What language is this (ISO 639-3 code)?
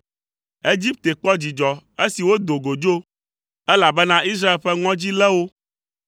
ewe